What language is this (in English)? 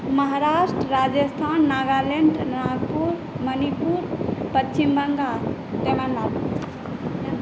Maithili